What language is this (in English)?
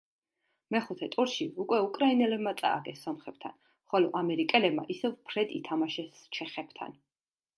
Georgian